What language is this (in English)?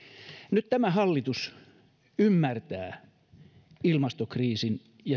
Finnish